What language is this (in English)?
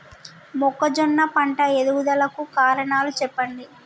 Telugu